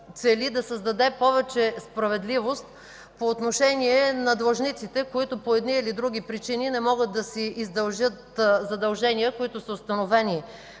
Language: Bulgarian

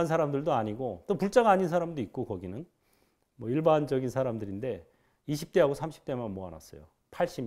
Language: Korean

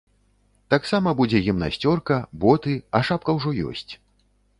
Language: Belarusian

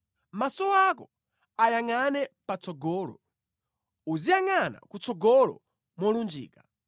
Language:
Nyanja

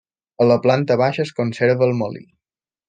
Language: Catalan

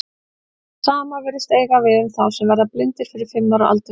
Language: Icelandic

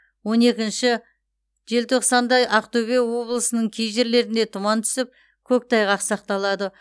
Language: Kazakh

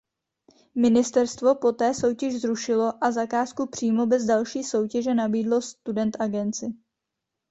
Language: Czech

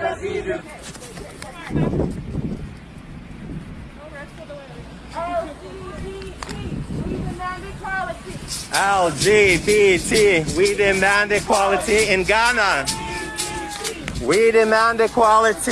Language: English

